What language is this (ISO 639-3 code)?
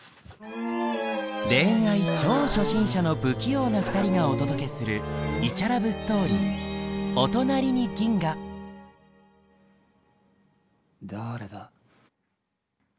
jpn